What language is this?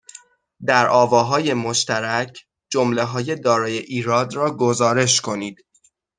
Persian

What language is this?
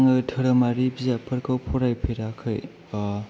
Bodo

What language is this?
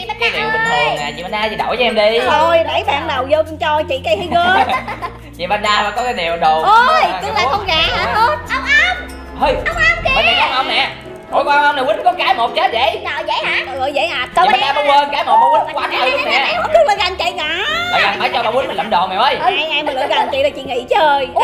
Vietnamese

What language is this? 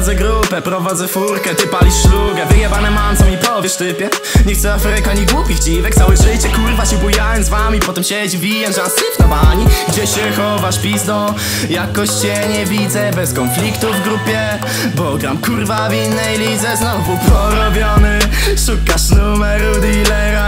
Polish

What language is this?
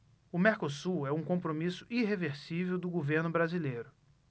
Portuguese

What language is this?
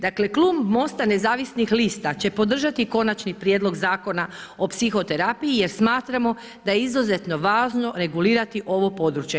Croatian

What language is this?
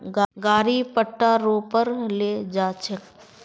Magahi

